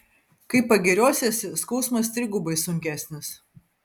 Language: Lithuanian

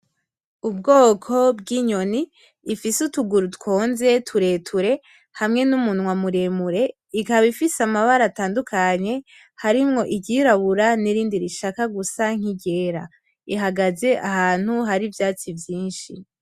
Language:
Rundi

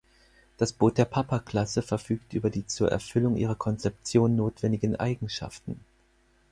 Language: German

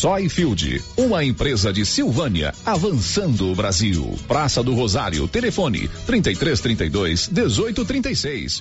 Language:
Portuguese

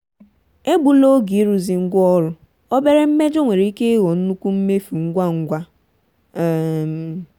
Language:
Igbo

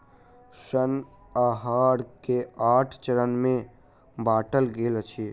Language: Maithili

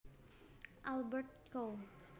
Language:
Javanese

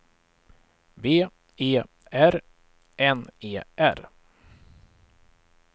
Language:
Swedish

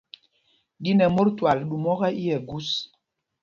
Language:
Mpumpong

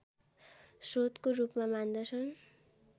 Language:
Nepali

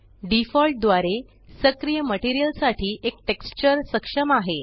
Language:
Marathi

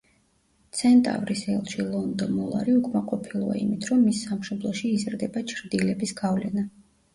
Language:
Georgian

